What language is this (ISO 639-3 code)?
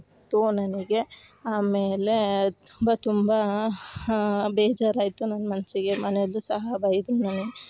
kan